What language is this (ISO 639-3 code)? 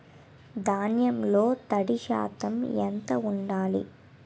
tel